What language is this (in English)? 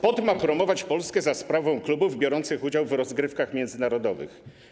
Polish